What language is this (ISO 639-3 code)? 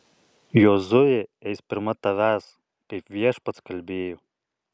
lit